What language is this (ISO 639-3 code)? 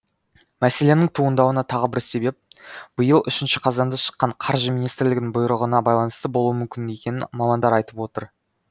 kaz